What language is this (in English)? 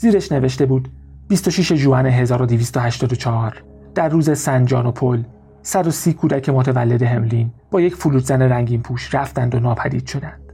Persian